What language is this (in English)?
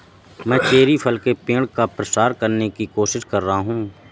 Hindi